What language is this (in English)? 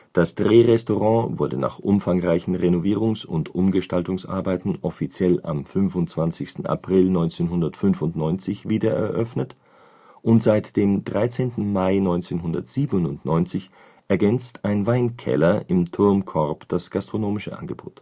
German